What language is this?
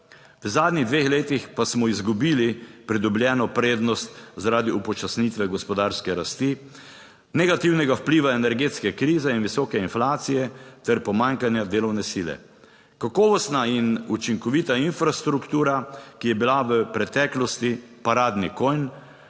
Slovenian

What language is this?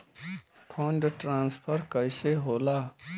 Bhojpuri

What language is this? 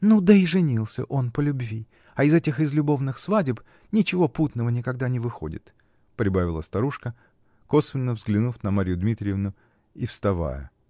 Russian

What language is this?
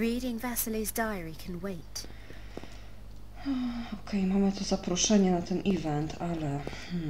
Polish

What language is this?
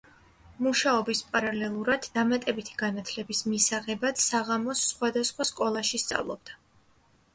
Georgian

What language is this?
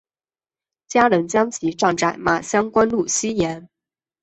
Chinese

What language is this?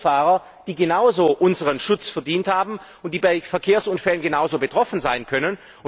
German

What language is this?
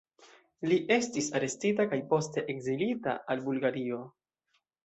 Esperanto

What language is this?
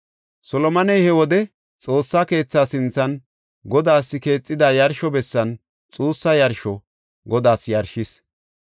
Gofa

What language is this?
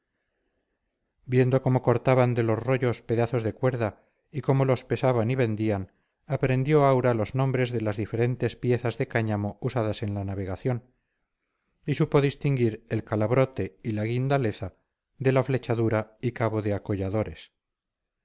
Spanish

